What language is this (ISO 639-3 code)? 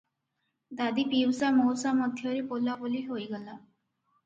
ori